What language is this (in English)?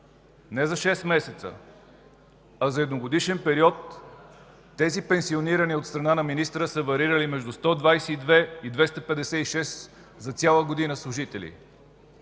Bulgarian